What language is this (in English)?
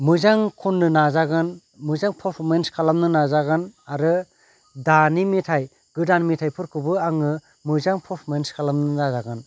Bodo